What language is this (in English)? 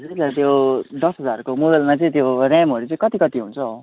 Nepali